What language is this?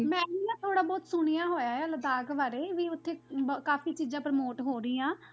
Punjabi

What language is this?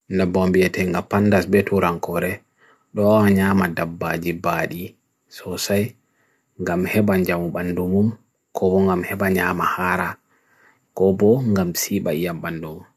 Bagirmi Fulfulde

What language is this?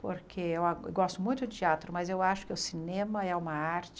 Portuguese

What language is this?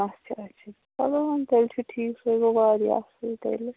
Kashmiri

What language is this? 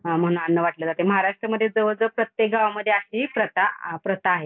Marathi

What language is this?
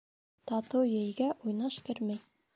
Bashkir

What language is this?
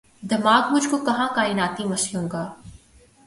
Urdu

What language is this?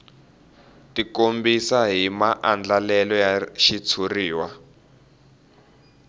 Tsonga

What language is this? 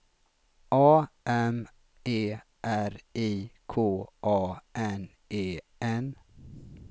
Swedish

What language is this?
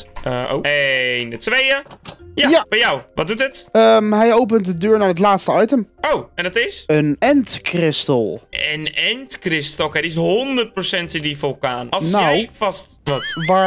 Dutch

